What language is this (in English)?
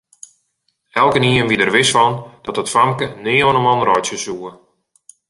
Western Frisian